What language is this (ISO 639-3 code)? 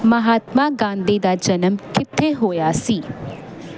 pan